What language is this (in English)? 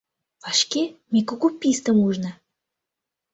Mari